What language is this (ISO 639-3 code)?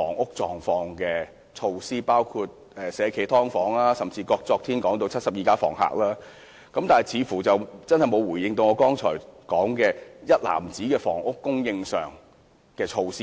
yue